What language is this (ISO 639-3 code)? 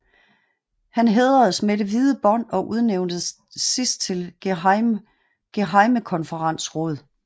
dan